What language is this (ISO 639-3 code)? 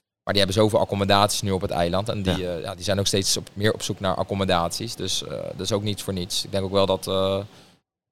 nld